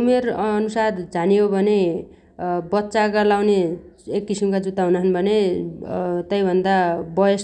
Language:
Dotyali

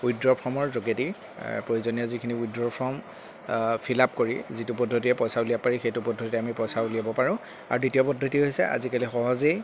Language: Assamese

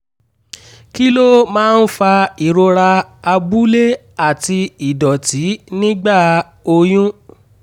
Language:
Yoruba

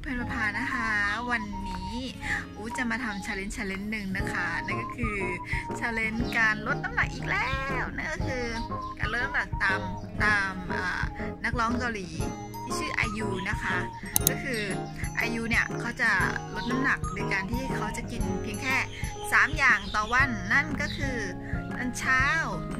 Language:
Thai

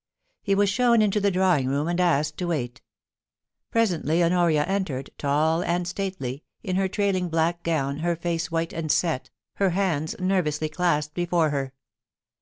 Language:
English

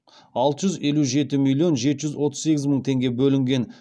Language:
Kazakh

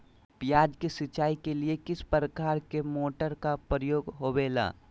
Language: Magahi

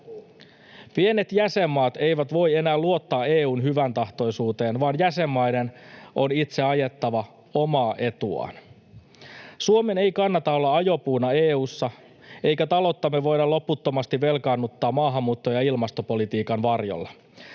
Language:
Finnish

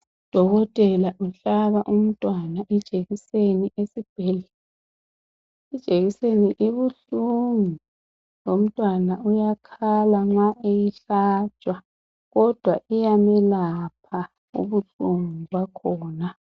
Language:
North Ndebele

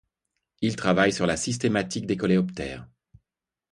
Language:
French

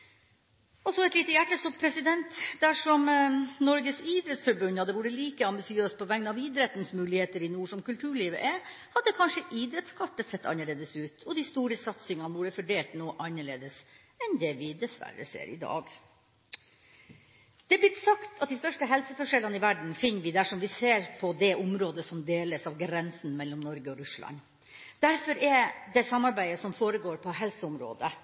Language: Norwegian Bokmål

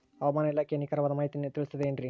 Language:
Kannada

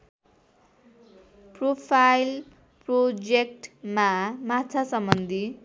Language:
Nepali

